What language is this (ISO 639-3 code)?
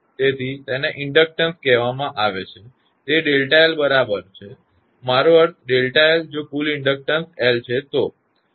guj